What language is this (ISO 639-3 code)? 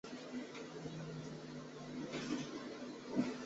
zho